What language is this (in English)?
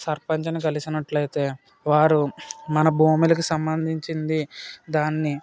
Telugu